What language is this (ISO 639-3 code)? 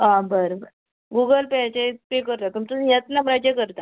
kok